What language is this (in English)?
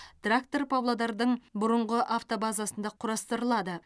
Kazakh